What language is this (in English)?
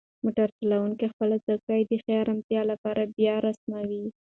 Pashto